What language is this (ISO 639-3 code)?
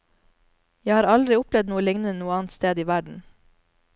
nor